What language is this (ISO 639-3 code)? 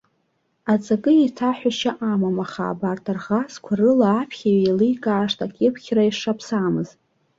abk